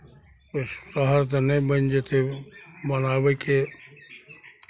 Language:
Maithili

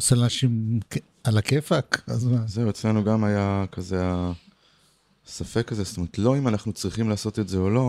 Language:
Hebrew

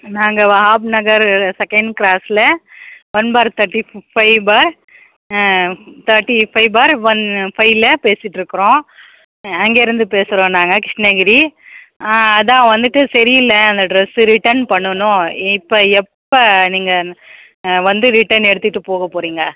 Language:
Tamil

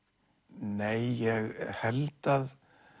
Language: Icelandic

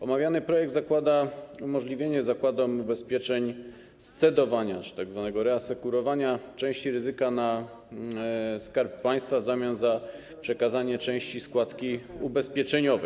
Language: Polish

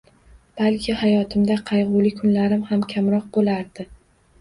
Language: Uzbek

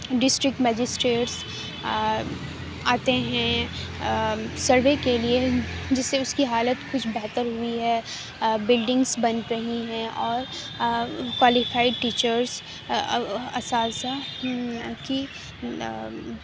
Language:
Urdu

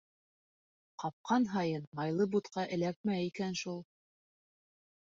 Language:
Bashkir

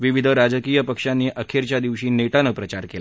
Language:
Marathi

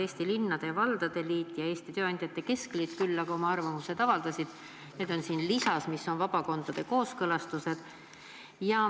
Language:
Estonian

